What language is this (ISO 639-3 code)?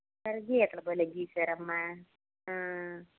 tel